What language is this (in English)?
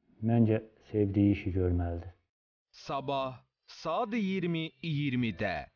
Turkish